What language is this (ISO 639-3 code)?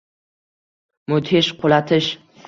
uzb